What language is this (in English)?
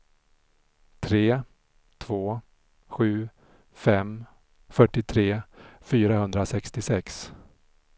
Swedish